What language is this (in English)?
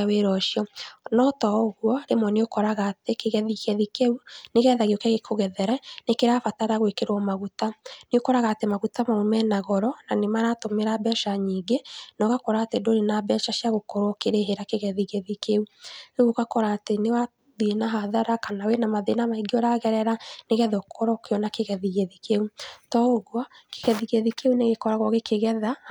Kikuyu